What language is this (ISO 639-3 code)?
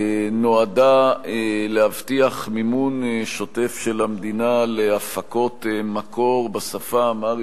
heb